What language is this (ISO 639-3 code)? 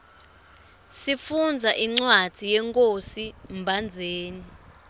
ssw